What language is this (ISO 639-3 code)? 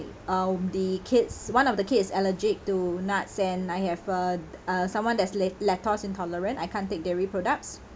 eng